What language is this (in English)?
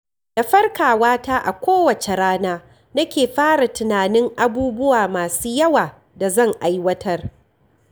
Hausa